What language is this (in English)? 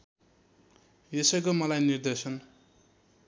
Nepali